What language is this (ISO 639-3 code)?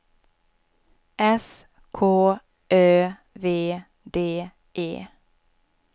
swe